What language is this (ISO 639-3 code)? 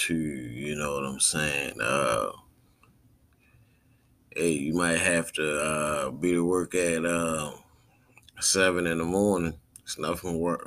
eng